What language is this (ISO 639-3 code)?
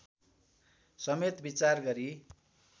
nep